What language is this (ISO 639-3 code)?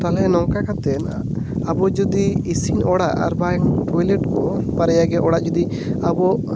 sat